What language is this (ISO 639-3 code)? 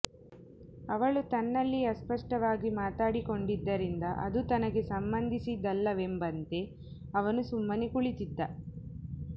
kan